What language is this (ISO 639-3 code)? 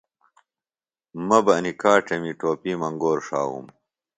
phl